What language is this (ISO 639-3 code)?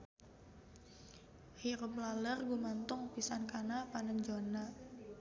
sun